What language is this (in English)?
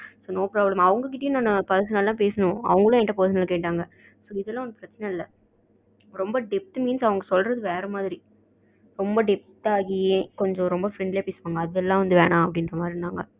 Tamil